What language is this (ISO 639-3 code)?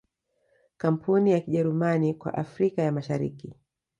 swa